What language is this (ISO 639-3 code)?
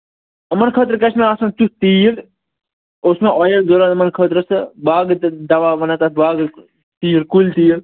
kas